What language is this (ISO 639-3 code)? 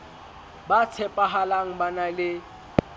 sot